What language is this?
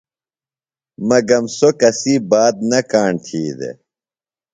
Phalura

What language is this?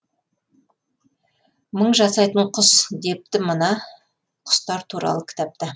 Kazakh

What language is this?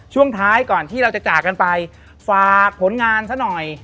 Thai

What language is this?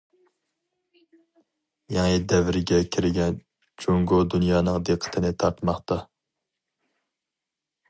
Uyghur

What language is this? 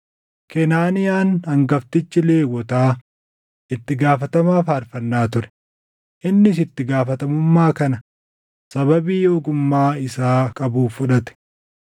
Oromo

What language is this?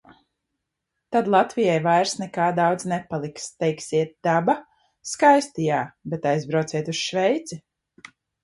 Latvian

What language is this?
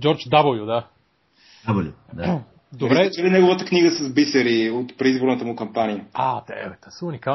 Bulgarian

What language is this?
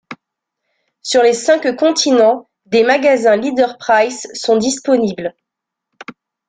French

